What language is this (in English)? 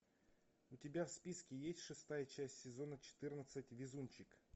Russian